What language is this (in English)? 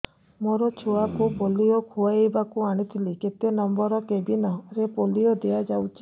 Odia